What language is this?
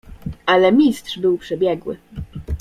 Polish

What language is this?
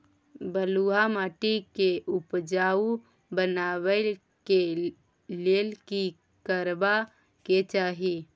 Maithili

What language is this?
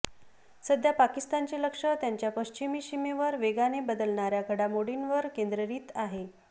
Marathi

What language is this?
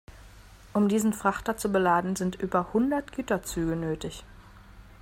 German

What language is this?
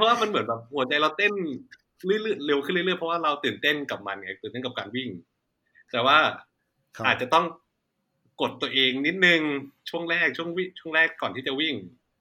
Thai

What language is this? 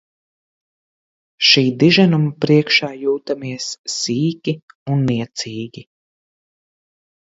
Latvian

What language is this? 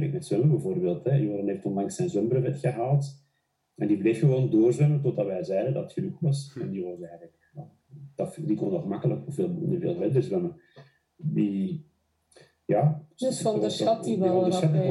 Dutch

